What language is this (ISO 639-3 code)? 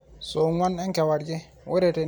mas